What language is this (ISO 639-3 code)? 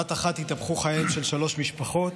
heb